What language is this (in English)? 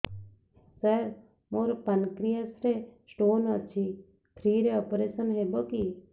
Odia